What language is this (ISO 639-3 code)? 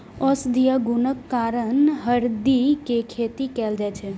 mai